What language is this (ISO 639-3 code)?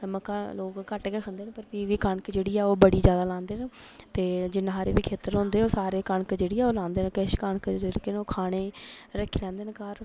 doi